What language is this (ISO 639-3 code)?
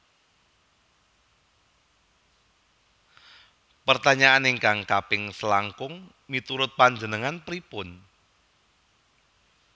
jav